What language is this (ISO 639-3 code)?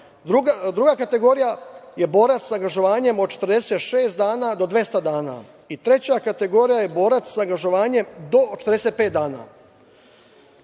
srp